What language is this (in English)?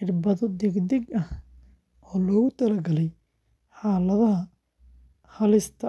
Somali